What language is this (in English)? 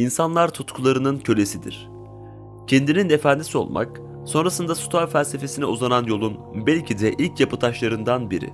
Turkish